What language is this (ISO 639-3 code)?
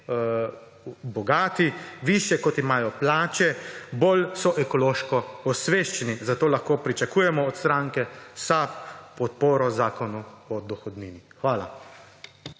slv